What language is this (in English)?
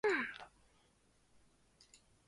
Chinese